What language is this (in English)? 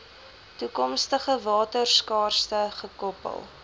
Afrikaans